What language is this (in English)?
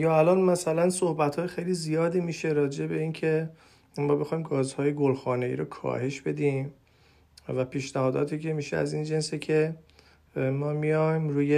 Persian